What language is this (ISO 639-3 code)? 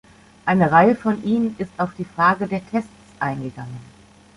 deu